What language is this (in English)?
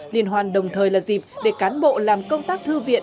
Vietnamese